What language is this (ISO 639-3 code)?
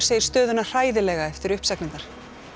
isl